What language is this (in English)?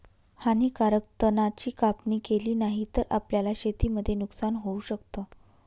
Marathi